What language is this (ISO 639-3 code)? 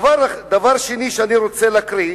heb